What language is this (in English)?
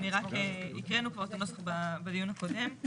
Hebrew